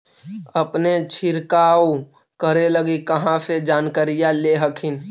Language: Magahi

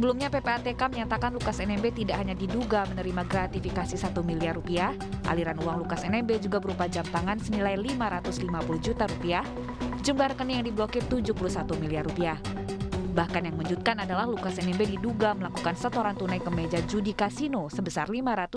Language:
Indonesian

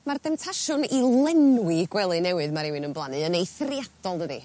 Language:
Welsh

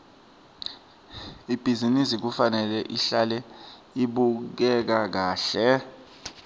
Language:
Swati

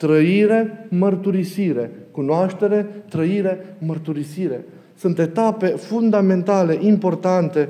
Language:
Romanian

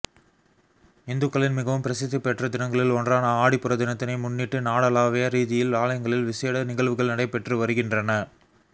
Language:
Tamil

